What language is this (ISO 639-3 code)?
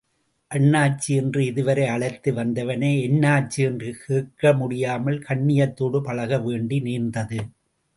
tam